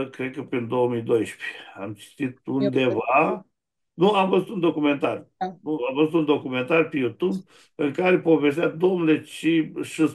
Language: Romanian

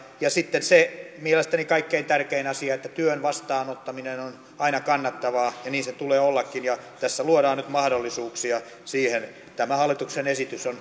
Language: Finnish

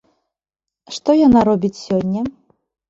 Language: Belarusian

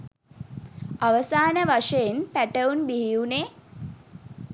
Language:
Sinhala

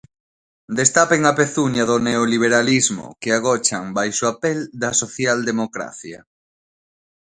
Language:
Galician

